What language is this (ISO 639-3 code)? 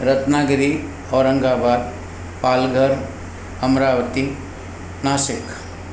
snd